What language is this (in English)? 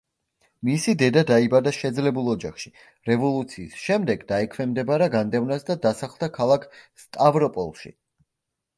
Georgian